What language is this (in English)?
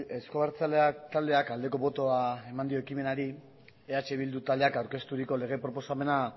Basque